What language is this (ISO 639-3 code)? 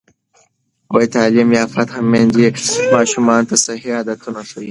pus